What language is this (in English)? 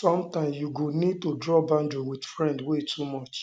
Nigerian Pidgin